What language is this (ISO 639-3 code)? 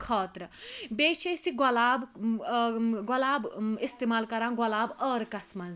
kas